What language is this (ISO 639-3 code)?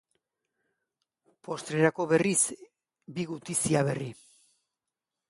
eus